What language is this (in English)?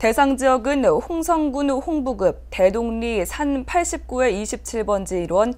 Korean